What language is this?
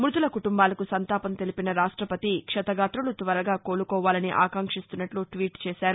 Telugu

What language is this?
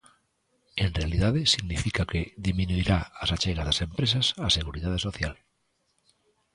Galician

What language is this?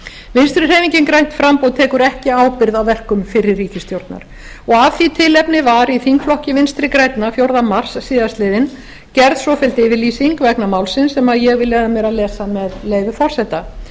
Icelandic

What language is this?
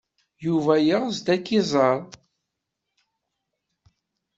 Kabyle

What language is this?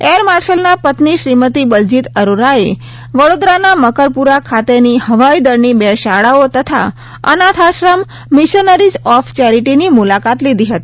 Gujarati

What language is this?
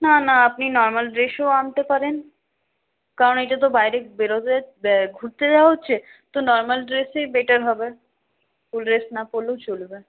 Bangla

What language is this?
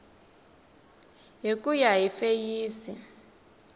Tsonga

